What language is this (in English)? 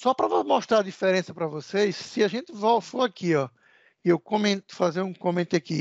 Portuguese